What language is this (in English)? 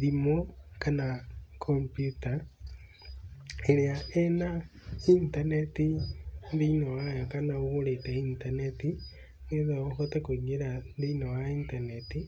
Kikuyu